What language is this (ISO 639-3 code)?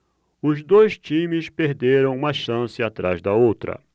por